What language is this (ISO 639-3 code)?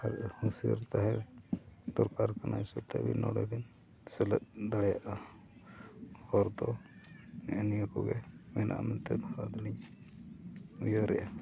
sat